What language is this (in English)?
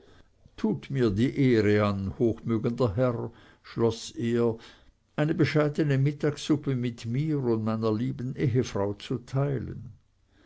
German